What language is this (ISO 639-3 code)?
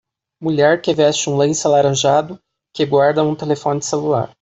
por